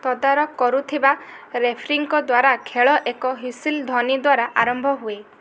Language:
Odia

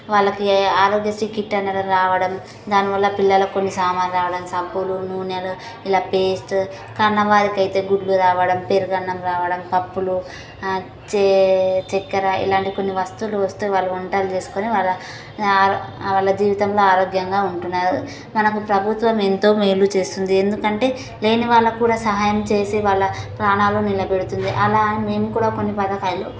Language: Telugu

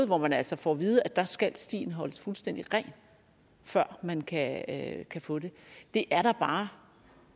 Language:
Danish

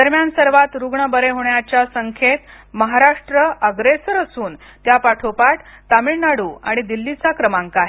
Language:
Marathi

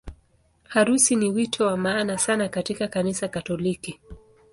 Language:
Swahili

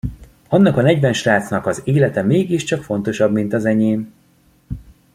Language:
Hungarian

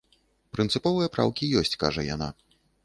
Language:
Belarusian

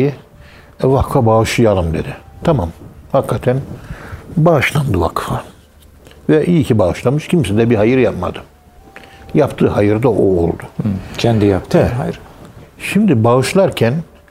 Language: Turkish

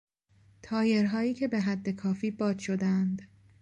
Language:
Persian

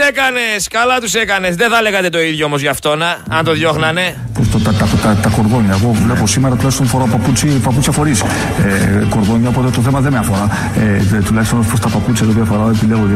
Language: Greek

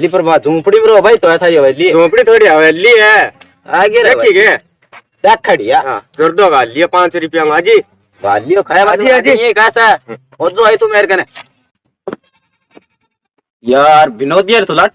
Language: Hindi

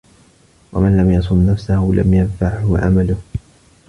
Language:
Arabic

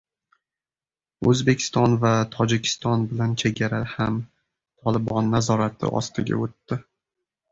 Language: Uzbek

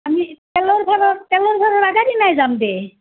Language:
Assamese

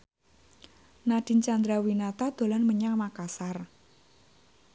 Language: Javanese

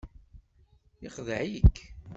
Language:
Kabyle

